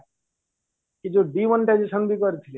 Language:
Odia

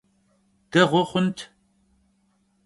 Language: Kabardian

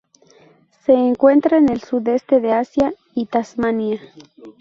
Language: Spanish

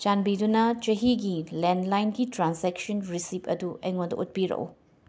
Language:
Manipuri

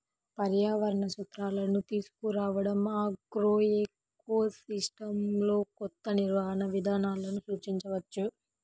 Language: Telugu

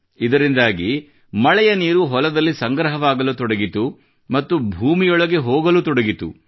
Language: Kannada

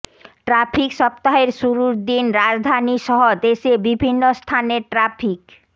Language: Bangla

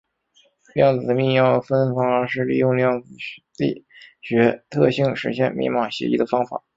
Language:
Chinese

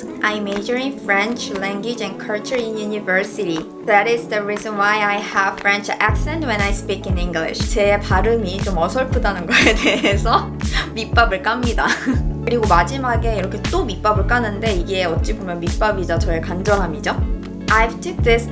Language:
Korean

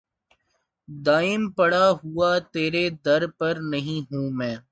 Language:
Urdu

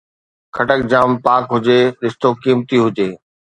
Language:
Sindhi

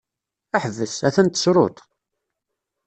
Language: Kabyle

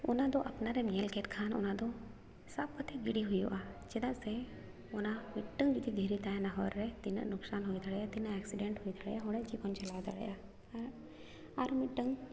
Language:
Santali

